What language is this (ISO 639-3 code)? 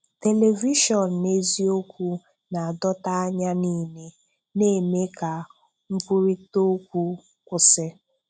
ibo